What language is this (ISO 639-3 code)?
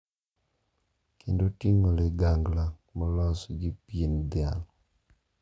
luo